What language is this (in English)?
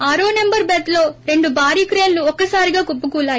Telugu